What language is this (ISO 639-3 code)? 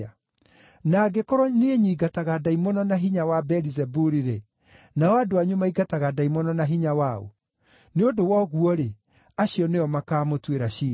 kik